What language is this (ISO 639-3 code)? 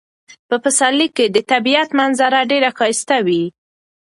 pus